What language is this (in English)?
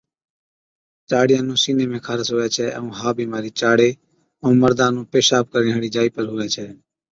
Od